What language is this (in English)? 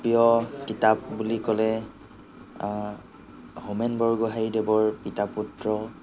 Assamese